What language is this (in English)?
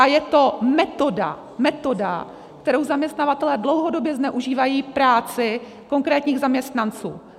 Czech